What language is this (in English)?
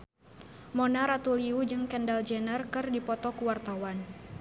Sundanese